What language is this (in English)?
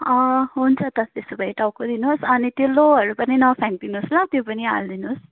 Nepali